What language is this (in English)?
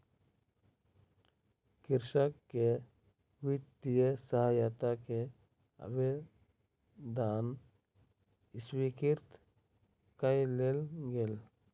Maithili